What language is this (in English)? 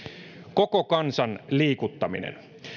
Finnish